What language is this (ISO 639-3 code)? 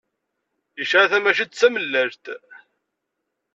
kab